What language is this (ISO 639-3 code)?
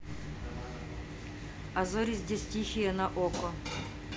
rus